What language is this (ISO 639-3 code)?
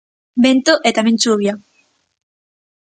glg